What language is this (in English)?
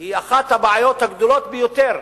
Hebrew